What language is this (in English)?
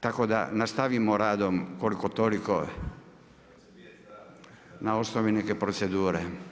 Croatian